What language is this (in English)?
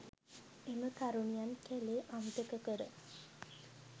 Sinhala